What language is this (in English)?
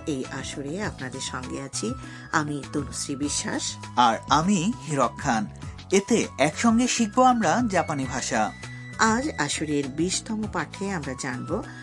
Bangla